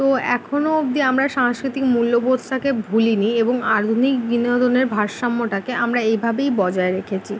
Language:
Bangla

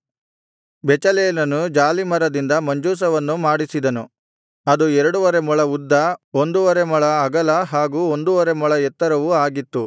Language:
Kannada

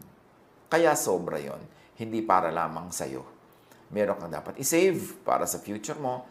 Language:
Filipino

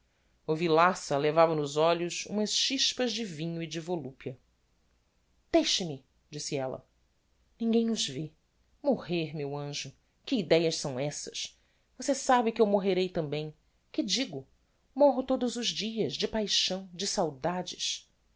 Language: Portuguese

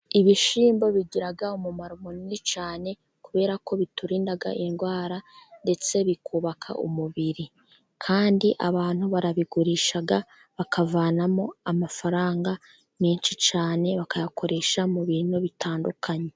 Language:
Kinyarwanda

